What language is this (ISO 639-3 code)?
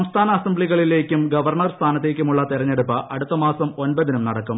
mal